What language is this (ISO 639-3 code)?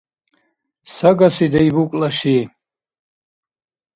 dar